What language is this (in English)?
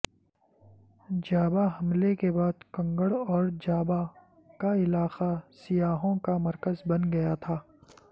Urdu